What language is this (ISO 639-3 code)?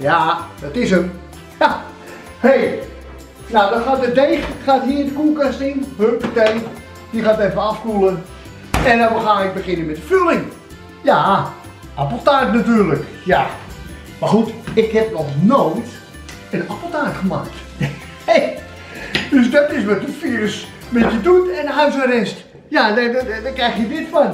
nld